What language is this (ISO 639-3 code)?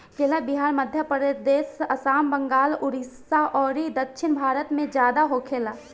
bho